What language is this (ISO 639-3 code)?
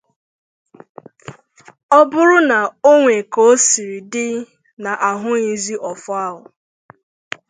ibo